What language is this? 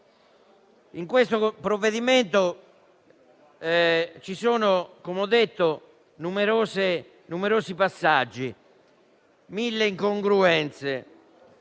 Italian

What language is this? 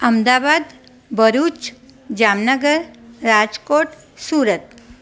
Sindhi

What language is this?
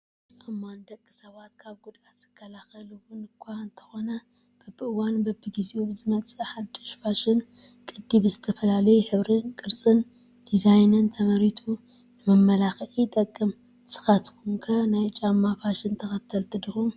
Tigrinya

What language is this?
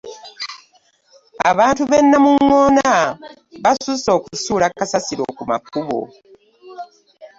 Ganda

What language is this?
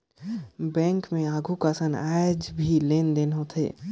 Chhattisgarhi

